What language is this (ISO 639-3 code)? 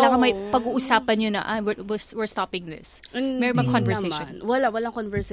fil